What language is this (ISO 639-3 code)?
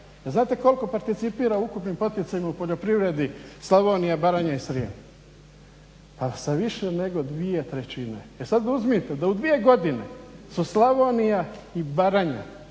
hrv